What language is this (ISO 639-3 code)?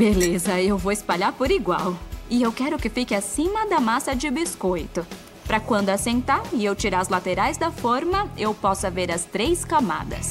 por